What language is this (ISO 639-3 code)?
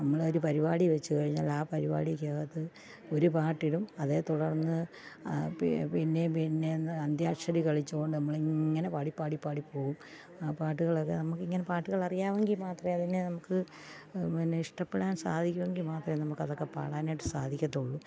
mal